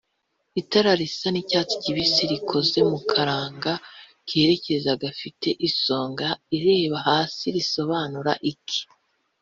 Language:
Kinyarwanda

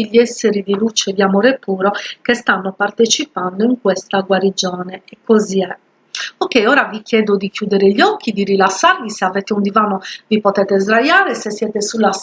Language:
Italian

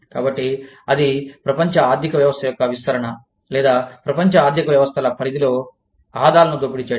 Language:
Telugu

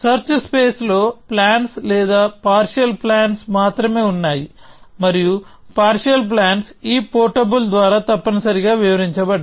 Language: Telugu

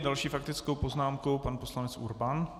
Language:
Czech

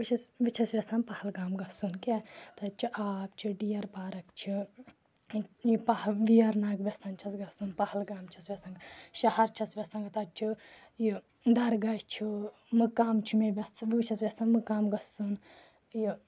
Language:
Kashmiri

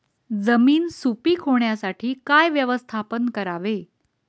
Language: Marathi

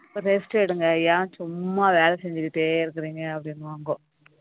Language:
Tamil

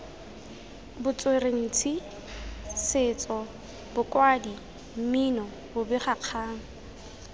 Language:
Tswana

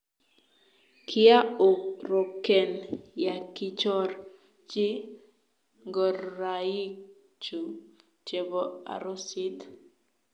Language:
Kalenjin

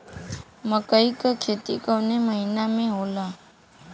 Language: Bhojpuri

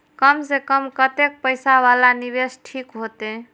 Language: Maithili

